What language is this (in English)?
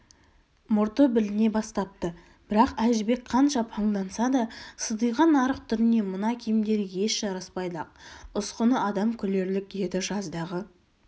Kazakh